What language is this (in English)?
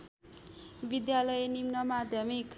Nepali